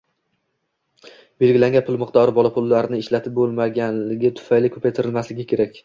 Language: Uzbek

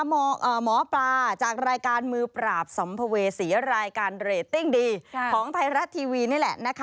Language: Thai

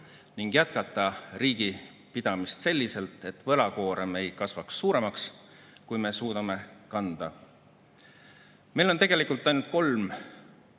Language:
Estonian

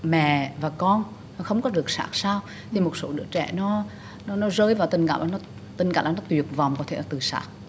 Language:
Vietnamese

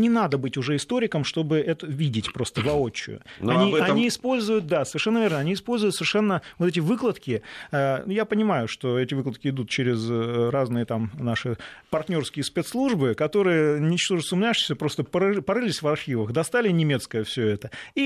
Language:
Russian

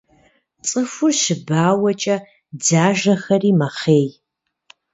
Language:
Kabardian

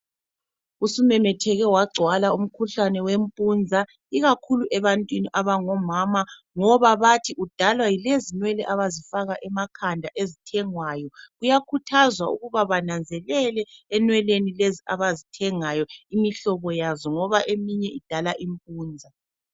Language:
North Ndebele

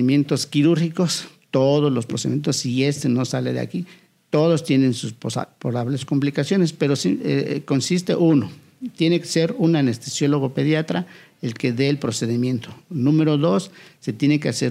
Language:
Spanish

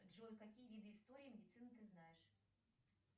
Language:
Russian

